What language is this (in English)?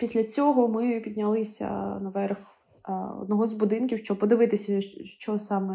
Ukrainian